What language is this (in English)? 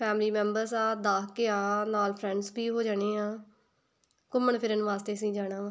Punjabi